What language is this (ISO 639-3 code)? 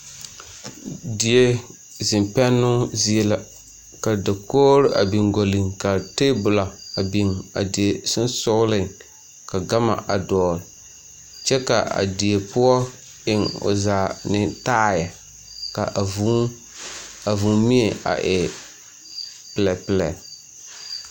dga